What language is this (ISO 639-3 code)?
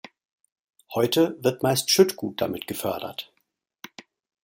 deu